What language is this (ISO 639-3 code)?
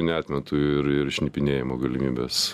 lit